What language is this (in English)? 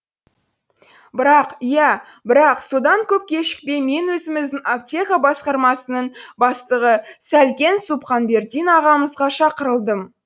Kazakh